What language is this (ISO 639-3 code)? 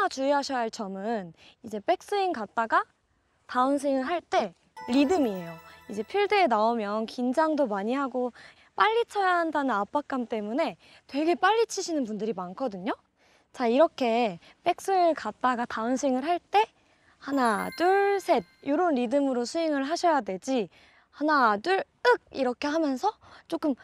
kor